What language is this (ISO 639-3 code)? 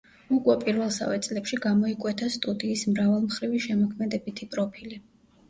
kat